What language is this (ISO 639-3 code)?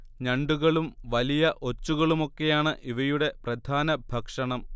mal